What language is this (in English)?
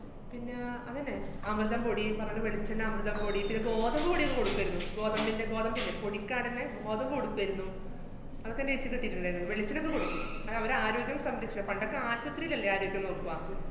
Malayalam